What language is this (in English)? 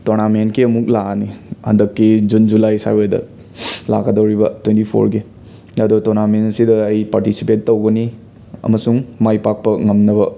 Manipuri